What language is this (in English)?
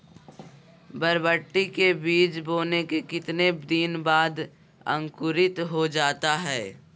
Magahi